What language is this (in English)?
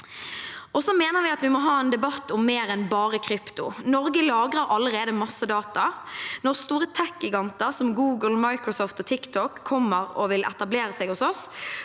Norwegian